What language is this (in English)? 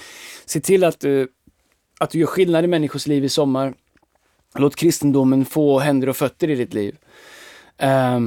Swedish